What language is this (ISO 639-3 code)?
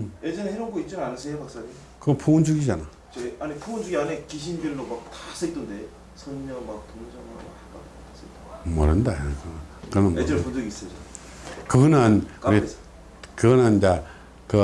kor